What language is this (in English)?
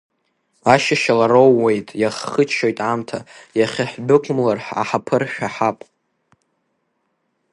Abkhazian